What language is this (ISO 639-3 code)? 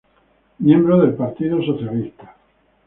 spa